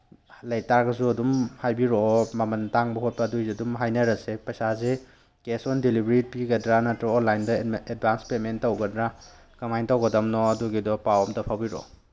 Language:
Manipuri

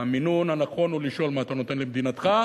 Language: Hebrew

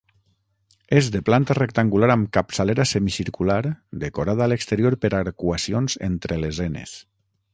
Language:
Catalan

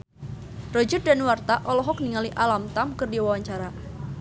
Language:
Sundanese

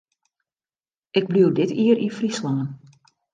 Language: Western Frisian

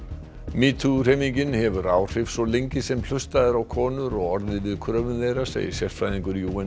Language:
Icelandic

